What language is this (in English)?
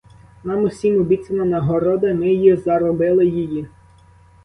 Ukrainian